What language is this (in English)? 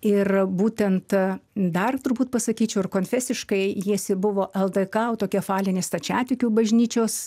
Lithuanian